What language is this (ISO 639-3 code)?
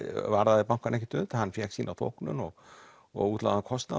isl